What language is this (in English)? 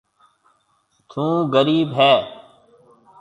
Marwari (Pakistan)